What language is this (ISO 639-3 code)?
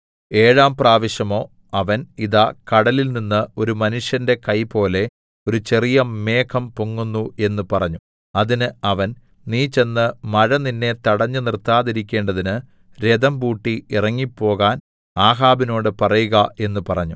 mal